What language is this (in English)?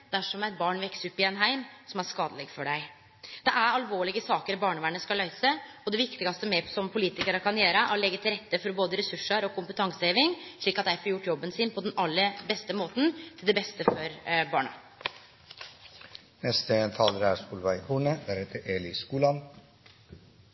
Norwegian Nynorsk